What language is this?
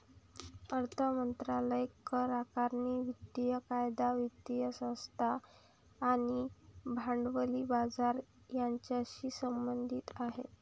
Marathi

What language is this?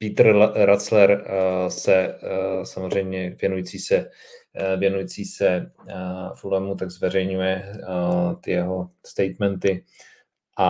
Czech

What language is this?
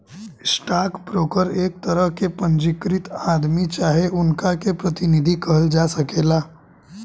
Bhojpuri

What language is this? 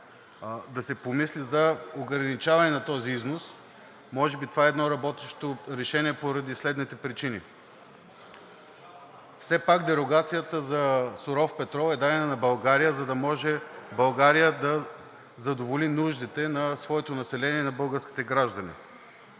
Bulgarian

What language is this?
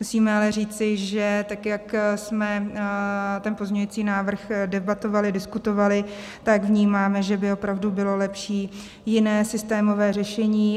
Czech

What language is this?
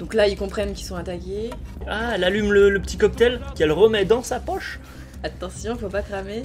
French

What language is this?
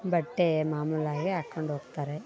Kannada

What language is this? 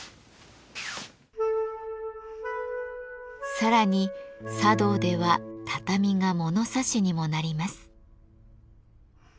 Japanese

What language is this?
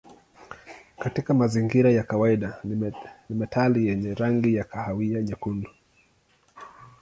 Swahili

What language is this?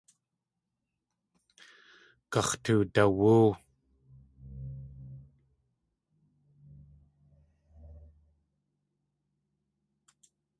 Tlingit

